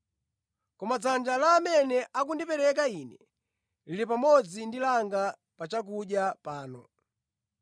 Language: Nyanja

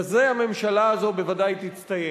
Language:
Hebrew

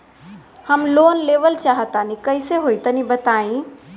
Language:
Bhojpuri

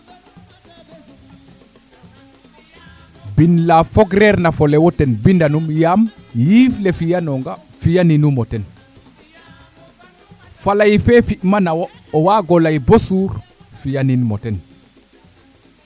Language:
Serer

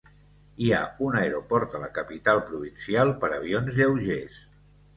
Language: Catalan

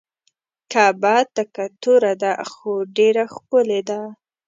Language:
Pashto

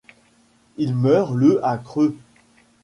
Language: French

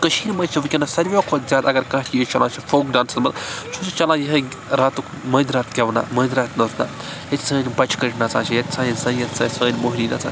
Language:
Kashmiri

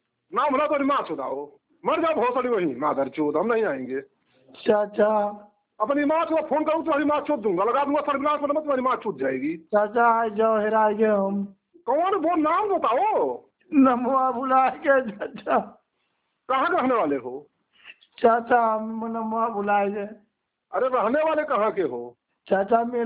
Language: Punjabi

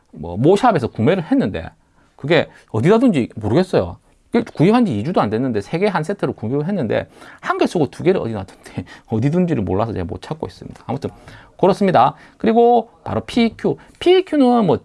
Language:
Korean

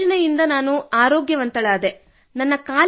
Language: Kannada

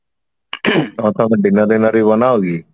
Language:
Odia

